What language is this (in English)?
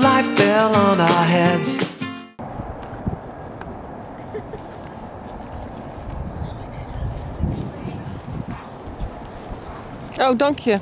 Dutch